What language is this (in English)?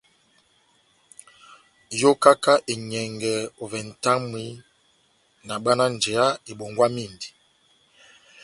Batanga